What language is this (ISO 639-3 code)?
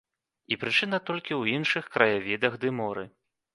bel